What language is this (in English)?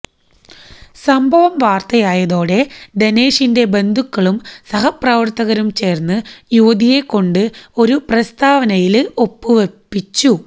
Malayalam